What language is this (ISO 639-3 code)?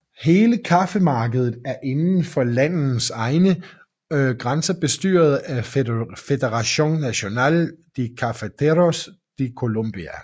dan